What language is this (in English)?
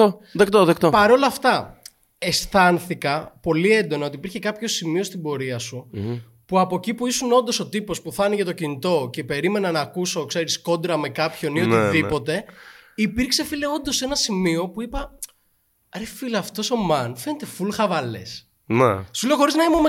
Greek